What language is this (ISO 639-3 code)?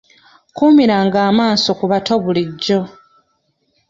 lug